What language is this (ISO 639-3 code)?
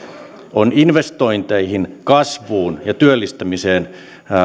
fin